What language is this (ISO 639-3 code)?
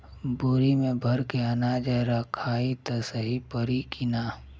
bho